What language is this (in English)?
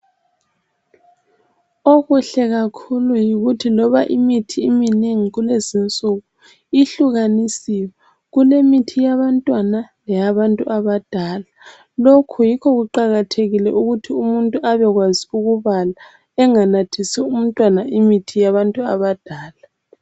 North Ndebele